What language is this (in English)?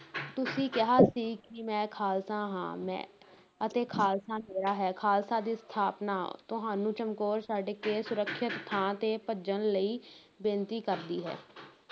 Punjabi